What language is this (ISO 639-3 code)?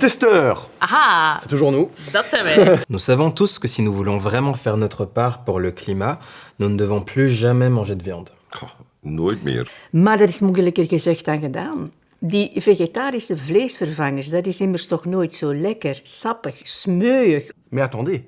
nld